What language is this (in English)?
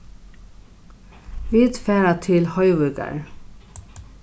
Faroese